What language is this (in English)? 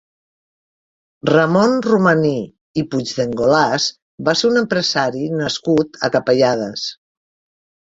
Catalan